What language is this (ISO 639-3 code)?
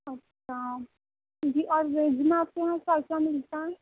urd